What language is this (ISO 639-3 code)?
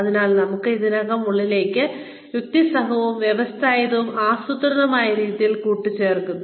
mal